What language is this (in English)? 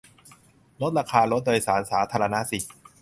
Thai